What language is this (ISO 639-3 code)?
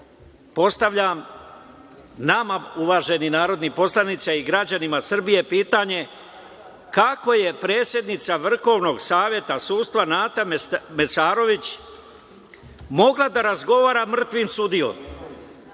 srp